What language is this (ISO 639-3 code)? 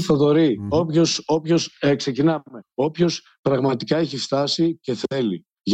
ell